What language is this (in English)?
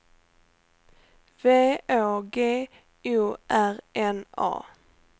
Swedish